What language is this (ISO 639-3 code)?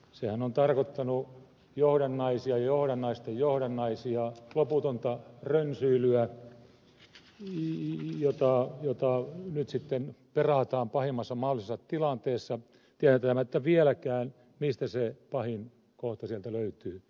fin